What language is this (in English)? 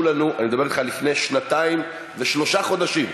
Hebrew